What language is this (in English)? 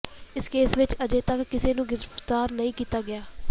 Punjabi